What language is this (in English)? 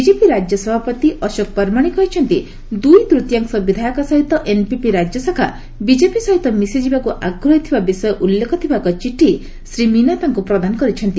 Odia